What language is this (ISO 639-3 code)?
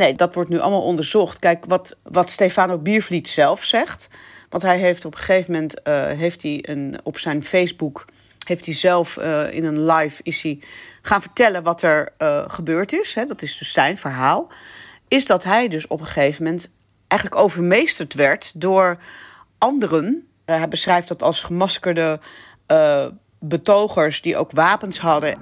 nld